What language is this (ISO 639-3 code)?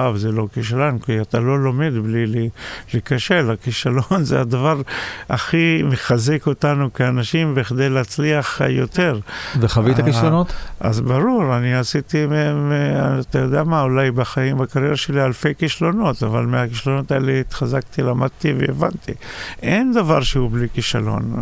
heb